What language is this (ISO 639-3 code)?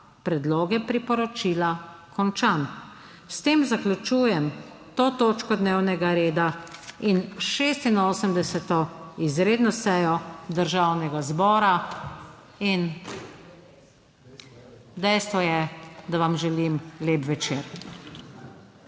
slv